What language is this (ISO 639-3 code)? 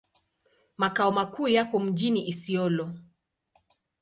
swa